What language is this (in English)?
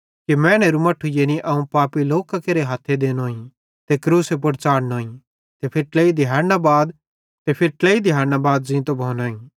Bhadrawahi